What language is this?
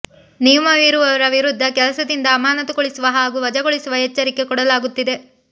Kannada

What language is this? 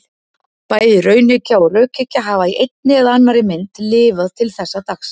Icelandic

